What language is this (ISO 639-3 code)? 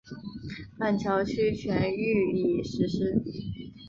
zho